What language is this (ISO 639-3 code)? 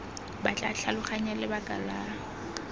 tsn